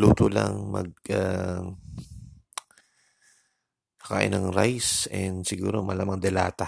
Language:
Filipino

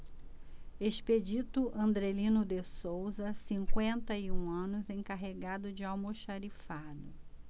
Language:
Portuguese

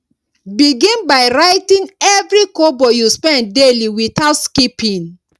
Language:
Nigerian Pidgin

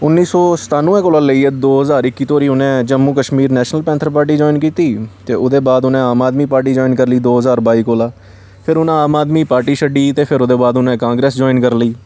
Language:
Dogri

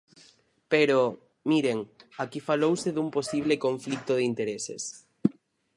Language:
Galician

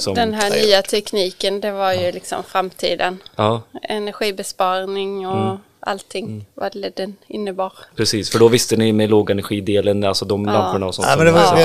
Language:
Swedish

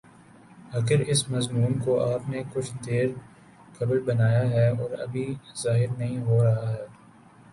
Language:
Urdu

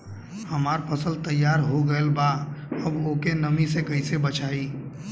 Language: Bhojpuri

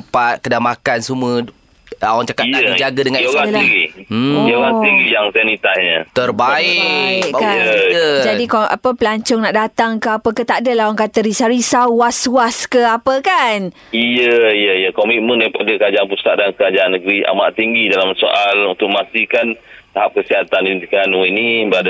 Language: Malay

